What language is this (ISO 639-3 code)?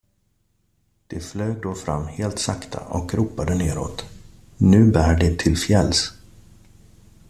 swe